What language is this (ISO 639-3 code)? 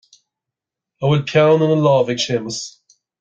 gle